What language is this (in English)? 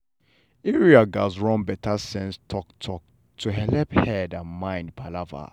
Nigerian Pidgin